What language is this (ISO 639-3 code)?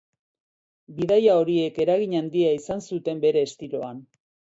eus